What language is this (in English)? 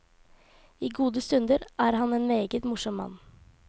Norwegian